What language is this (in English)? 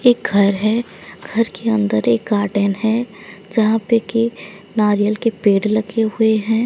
Hindi